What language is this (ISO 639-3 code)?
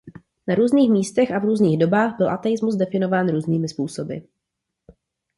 ces